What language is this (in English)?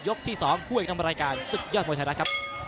Thai